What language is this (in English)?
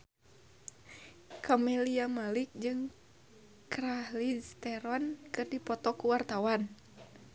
Sundanese